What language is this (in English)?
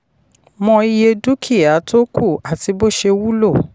Yoruba